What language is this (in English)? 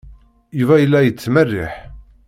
Kabyle